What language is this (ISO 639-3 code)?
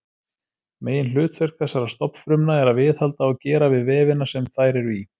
isl